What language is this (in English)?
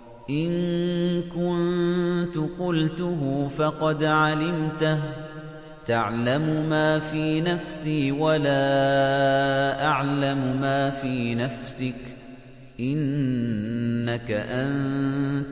Arabic